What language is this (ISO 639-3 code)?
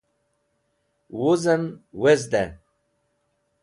wbl